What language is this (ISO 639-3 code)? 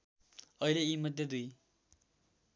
nep